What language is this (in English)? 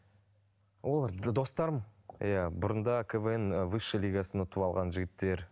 Kazakh